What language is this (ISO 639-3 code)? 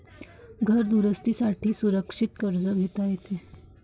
mar